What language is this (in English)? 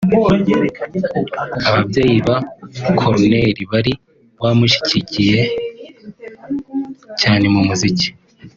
Kinyarwanda